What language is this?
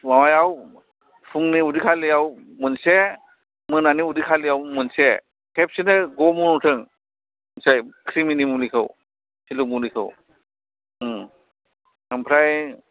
Bodo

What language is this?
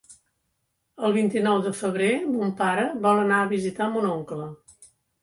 Catalan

